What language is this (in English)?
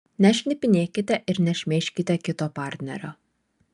Lithuanian